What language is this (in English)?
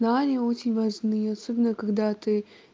Russian